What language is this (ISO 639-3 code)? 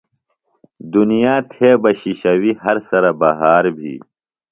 phl